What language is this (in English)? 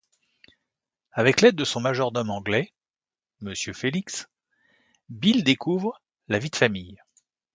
French